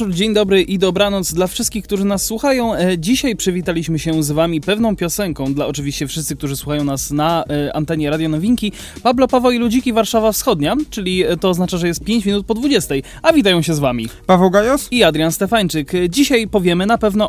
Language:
Polish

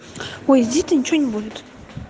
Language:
Russian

